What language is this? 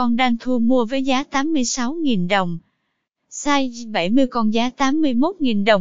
Vietnamese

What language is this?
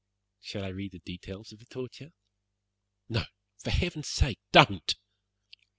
English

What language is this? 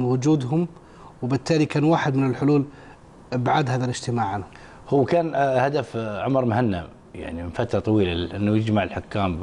Arabic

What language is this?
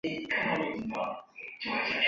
Chinese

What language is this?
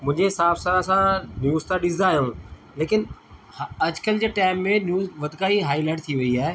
Sindhi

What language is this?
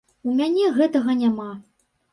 Belarusian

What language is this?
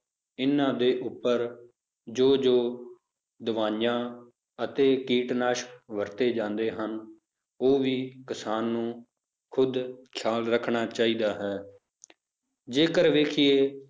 Punjabi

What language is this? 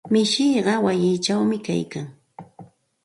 Santa Ana de Tusi Pasco Quechua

